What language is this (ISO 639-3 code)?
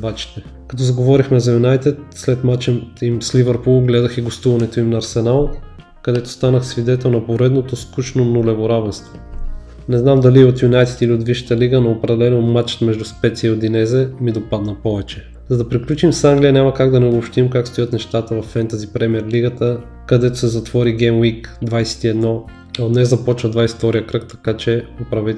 bul